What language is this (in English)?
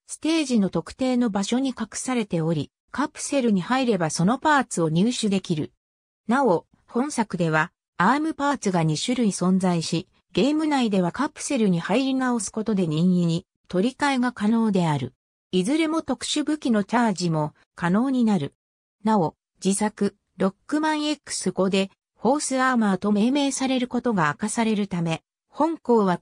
Japanese